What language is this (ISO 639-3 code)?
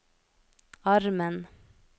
nor